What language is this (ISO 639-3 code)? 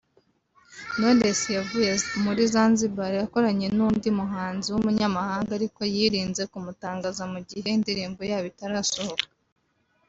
kin